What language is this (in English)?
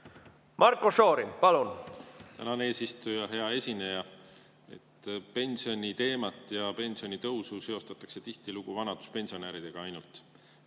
Estonian